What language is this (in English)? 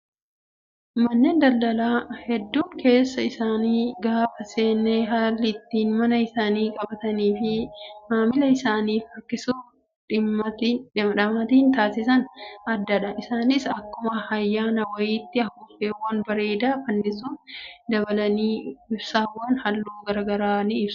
Oromo